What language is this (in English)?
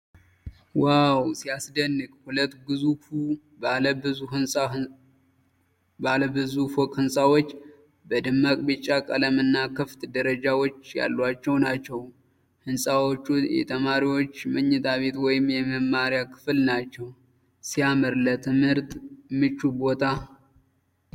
Amharic